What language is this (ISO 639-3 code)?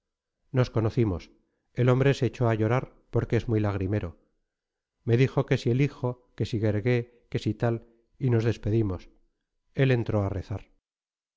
spa